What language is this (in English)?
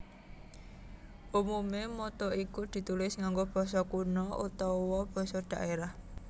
Javanese